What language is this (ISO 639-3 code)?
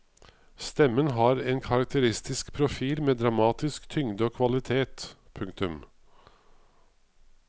nor